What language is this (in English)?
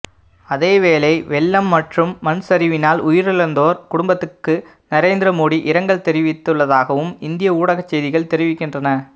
Tamil